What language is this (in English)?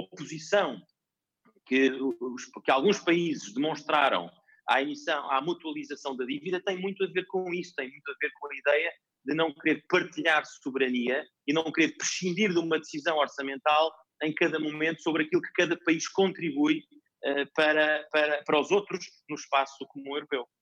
Portuguese